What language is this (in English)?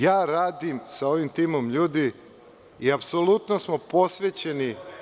Serbian